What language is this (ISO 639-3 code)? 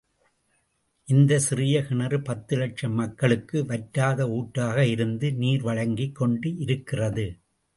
tam